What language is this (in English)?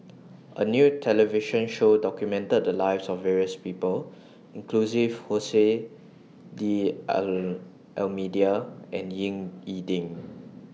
English